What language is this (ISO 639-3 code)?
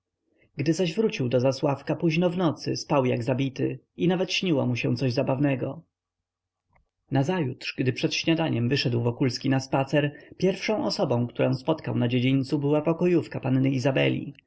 pol